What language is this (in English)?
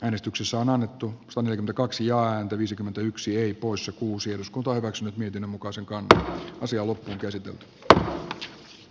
Finnish